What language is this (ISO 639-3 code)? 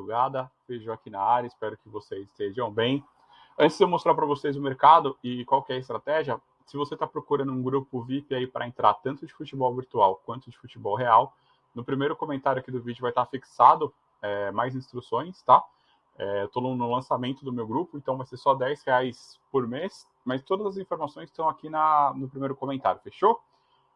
por